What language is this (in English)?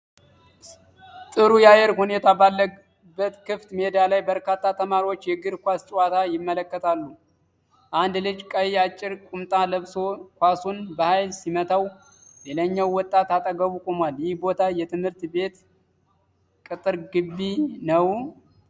Amharic